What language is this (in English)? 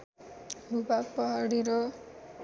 Nepali